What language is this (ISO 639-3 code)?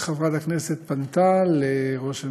heb